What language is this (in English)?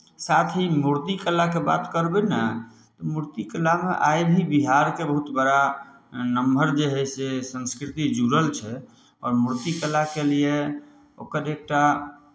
Maithili